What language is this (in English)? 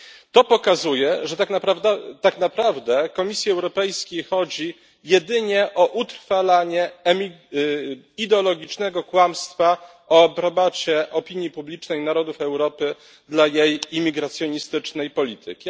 Polish